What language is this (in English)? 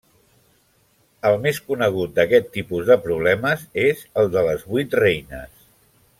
Catalan